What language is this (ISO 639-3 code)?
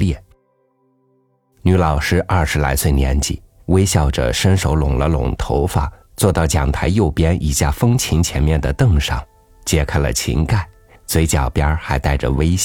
zho